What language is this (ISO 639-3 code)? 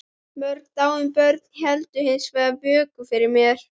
isl